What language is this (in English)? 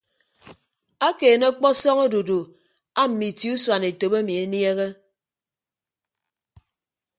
Ibibio